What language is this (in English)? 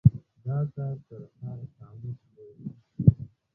Pashto